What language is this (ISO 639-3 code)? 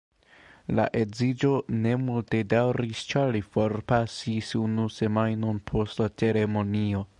epo